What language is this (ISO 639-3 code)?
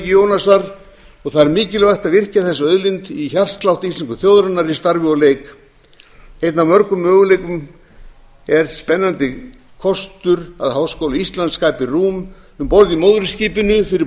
isl